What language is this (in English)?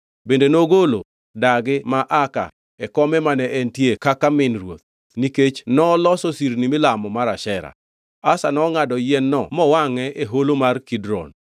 Luo (Kenya and Tanzania)